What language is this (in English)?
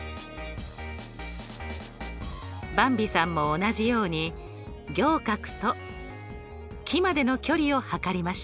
Japanese